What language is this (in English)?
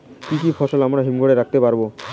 Bangla